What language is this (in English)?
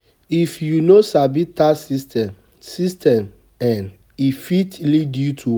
Nigerian Pidgin